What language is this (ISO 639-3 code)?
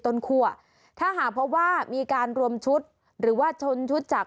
tha